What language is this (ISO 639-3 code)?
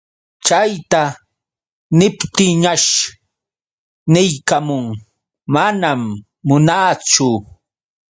qux